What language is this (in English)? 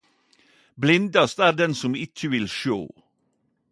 Norwegian Nynorsk